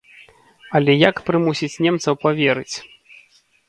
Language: Belarusian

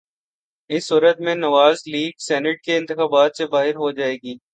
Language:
Urdu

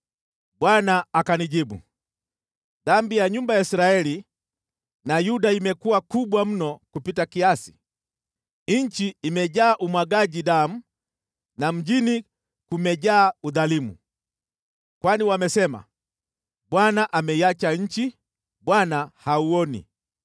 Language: Swahili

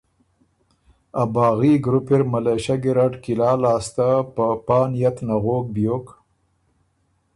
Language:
Ormuri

